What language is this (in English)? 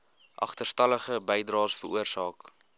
Afrikaans